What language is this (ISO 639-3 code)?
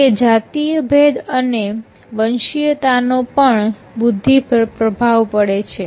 guj